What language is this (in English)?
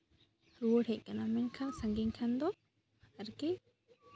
Santali